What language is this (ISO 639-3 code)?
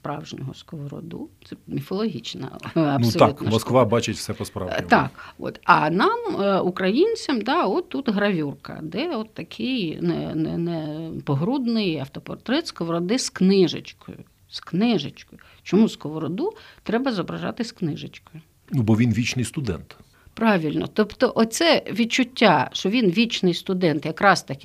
ukr